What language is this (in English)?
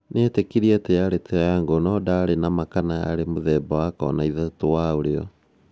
Kikuyu